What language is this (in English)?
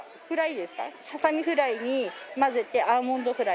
Japanese